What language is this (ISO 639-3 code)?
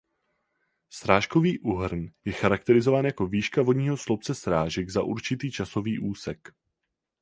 ces